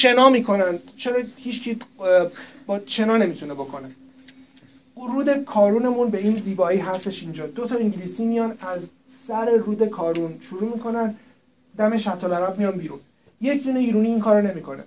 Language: Persian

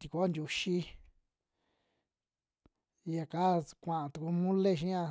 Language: Western Juxtlahuaca Mixtec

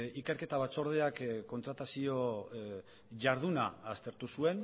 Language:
Basque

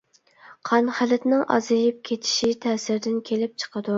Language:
Uyghur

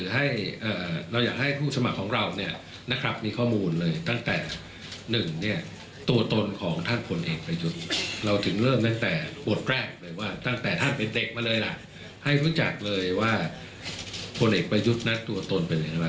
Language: Thai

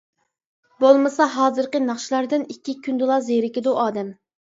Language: Uyghur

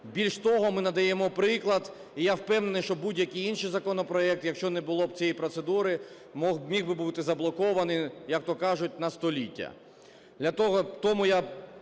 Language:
Ukrainian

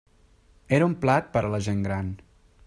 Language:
Catalan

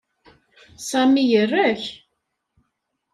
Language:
Kabyle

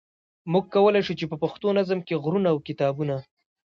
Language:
Pashto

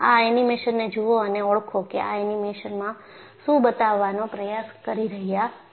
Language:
Gujarati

